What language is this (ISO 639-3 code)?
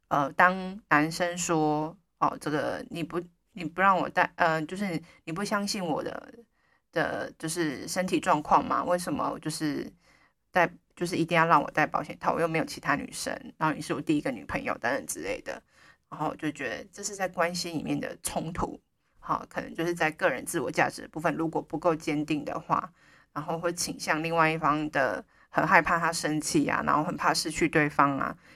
zho